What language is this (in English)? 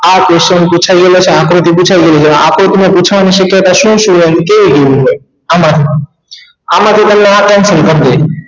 Gujarati